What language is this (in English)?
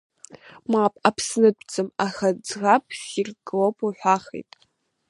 Abkhazian